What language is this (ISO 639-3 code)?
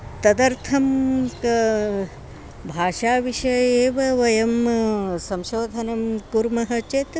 san